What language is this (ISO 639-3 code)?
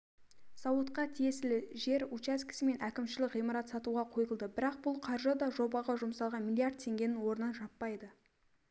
kaz